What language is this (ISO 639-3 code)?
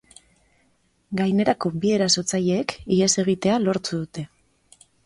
eus